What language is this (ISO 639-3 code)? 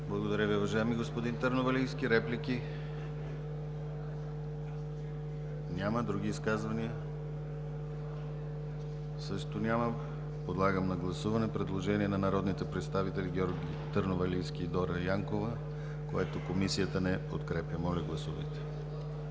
bul